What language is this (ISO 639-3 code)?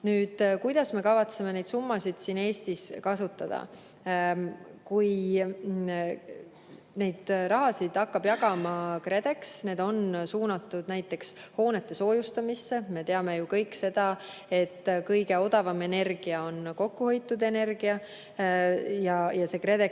est